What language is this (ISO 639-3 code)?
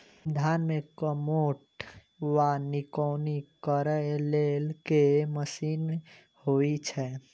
mai